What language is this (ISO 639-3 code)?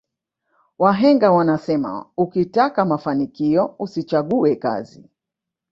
swa